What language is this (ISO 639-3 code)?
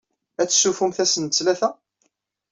kab